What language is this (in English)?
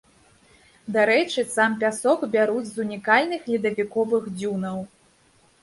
Belarusian